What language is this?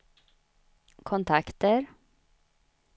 Swedish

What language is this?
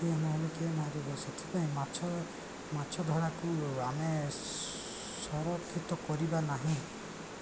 Odia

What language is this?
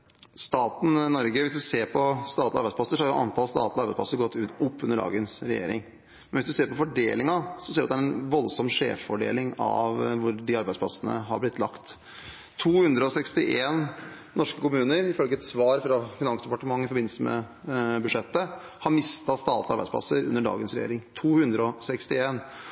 Norwegian Bokmål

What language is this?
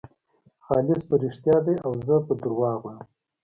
Pashto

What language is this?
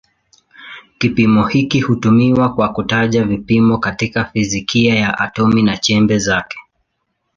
Swahili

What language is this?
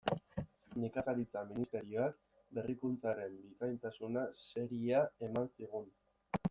Basque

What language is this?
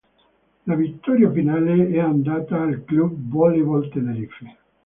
Italian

